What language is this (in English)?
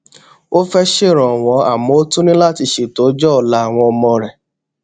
Yoruba